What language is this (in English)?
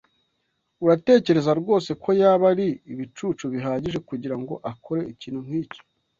Kinyarwanda